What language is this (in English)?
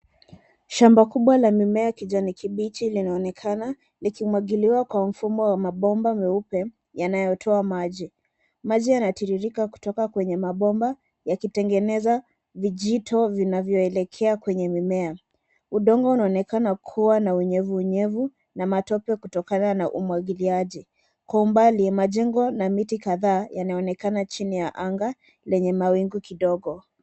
Swahili